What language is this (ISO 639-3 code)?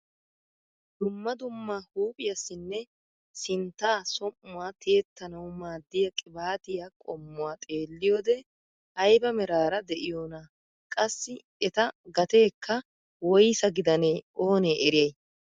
wal